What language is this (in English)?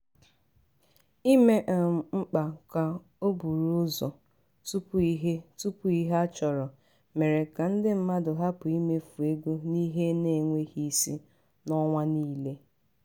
Igbo